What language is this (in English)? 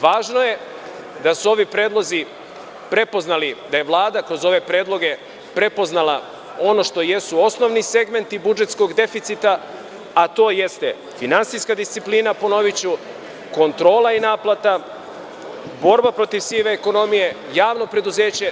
Serbian